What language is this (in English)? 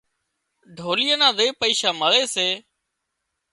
Wadiyara Koli